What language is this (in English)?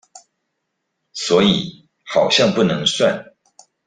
Chinese